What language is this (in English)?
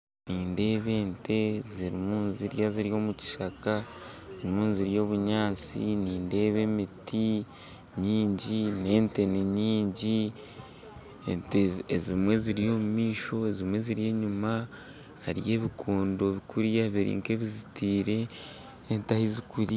Nyankole